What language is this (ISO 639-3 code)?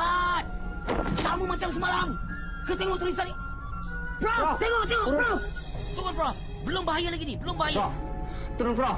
msa